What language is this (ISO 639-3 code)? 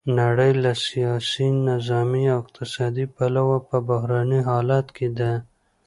pus